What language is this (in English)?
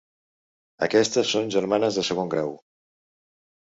Catalan